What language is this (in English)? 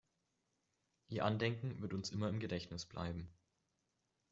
German